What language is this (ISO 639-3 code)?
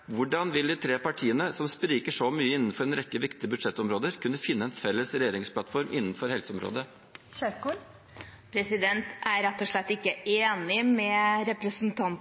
nob